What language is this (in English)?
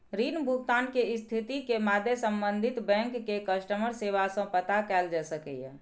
Maithili